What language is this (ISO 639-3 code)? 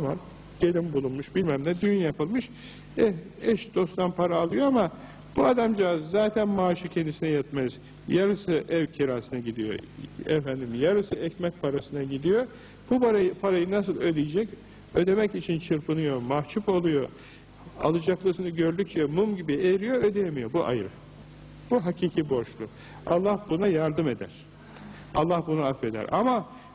tur